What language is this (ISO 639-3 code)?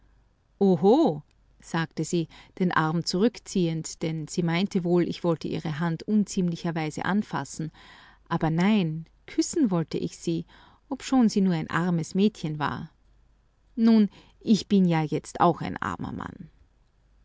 deu